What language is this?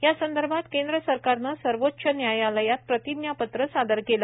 Marathi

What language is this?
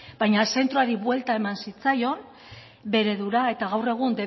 Basque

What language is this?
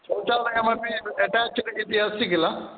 Sanskrit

